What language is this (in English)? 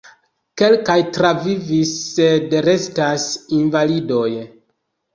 Esperanto